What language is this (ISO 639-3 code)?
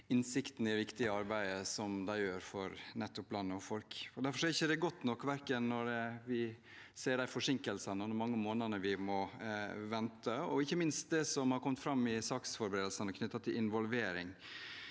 nor